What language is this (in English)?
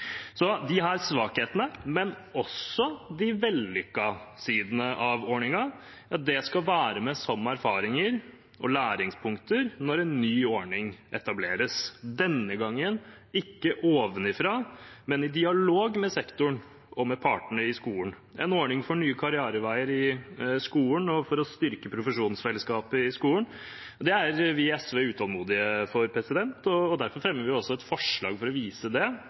Norwegian Bokmål